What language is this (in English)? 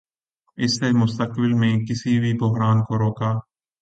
Urdu